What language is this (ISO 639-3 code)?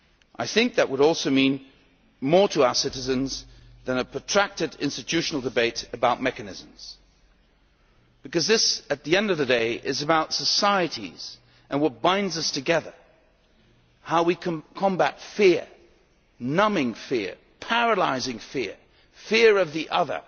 eng